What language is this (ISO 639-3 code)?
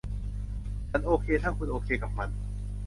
tha